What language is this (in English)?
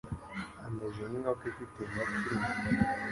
Kinyarwanda